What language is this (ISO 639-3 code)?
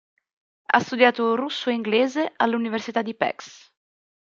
ita